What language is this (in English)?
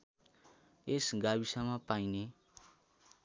Nepali